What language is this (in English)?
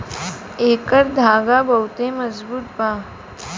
Bhojpuri